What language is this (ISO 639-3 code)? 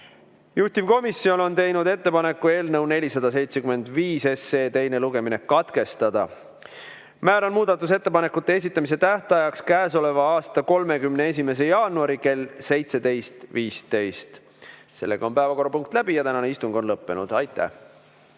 est